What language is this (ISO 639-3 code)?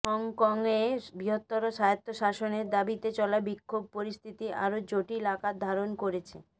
ben